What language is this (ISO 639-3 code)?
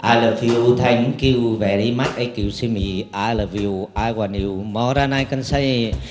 vie